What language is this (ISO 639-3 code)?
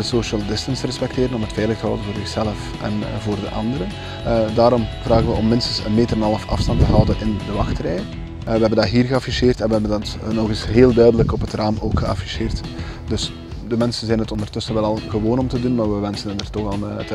nld